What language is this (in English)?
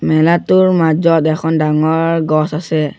Assamese